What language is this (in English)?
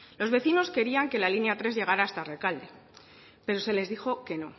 Spanish